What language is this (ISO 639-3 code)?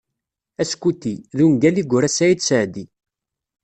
kab